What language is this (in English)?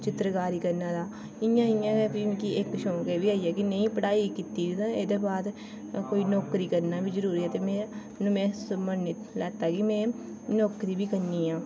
Dogri